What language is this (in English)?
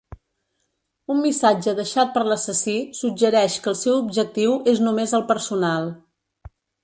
Catalan